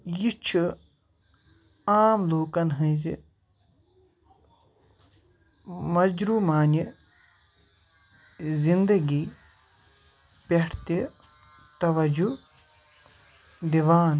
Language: Kashmiri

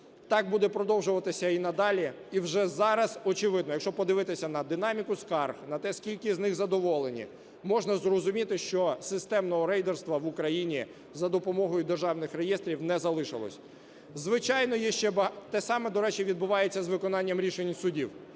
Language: Ukrainian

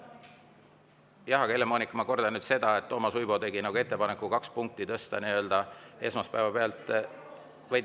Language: Estonian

